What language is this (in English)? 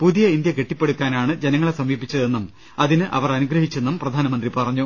Malayalam